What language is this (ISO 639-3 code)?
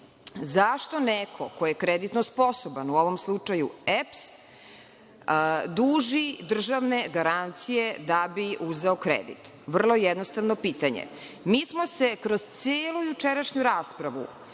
srp